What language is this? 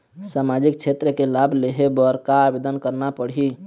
Chhattisgarhi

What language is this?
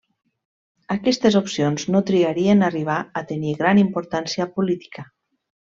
Catalan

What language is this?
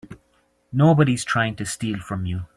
English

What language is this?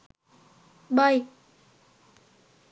Sinhala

